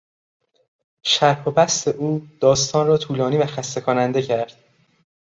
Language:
Persian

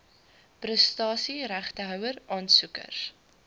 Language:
Afrikaans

